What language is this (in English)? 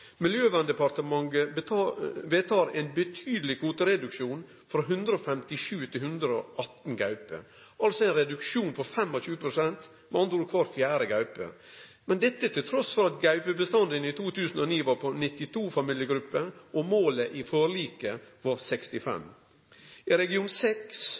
Norwegian Nynorsk